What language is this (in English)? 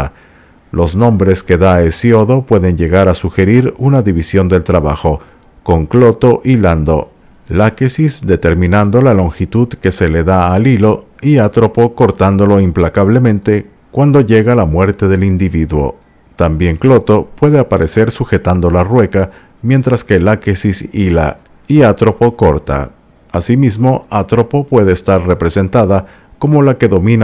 Spanish